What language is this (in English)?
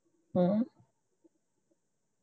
Punjabi